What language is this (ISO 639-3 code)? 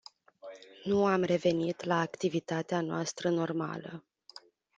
ron